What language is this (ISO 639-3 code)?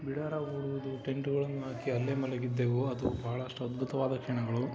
kan